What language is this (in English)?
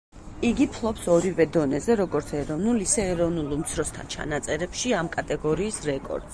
Georgian